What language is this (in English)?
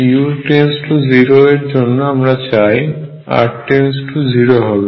Bangla